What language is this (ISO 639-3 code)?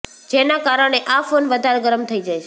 guj